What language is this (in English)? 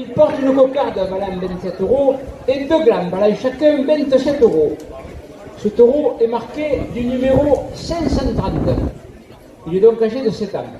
French